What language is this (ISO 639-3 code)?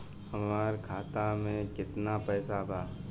bho